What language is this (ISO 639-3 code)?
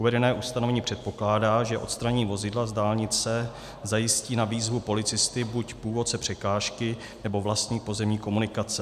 ces